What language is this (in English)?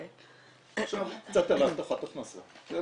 Hebrew